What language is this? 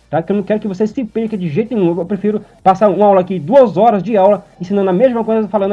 Portuguese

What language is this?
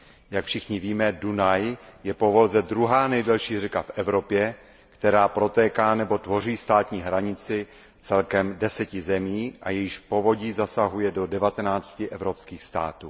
Czech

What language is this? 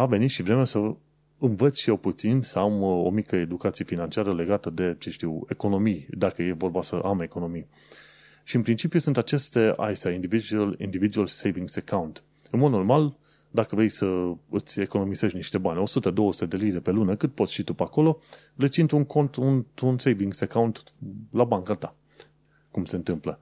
Romanian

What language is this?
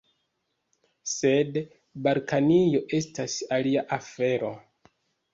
Esperanto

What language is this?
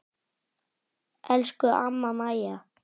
Icelandic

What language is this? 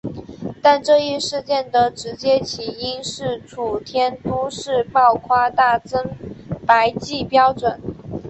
Chinese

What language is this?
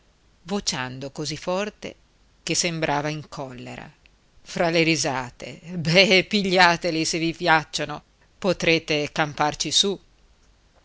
Italian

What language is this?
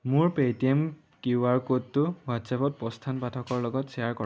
Assamese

